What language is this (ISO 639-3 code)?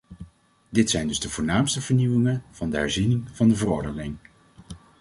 nld